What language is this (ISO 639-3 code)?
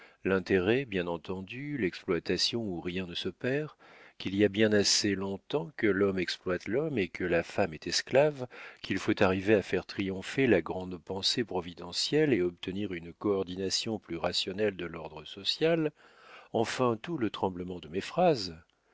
fra